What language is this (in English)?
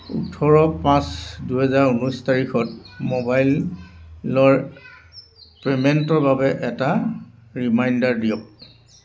Assamese